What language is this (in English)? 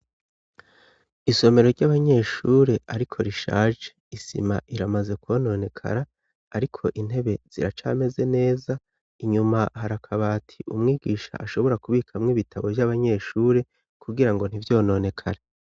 Rundi